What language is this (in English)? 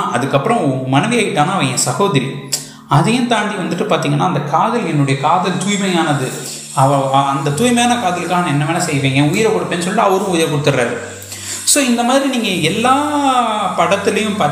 Tamil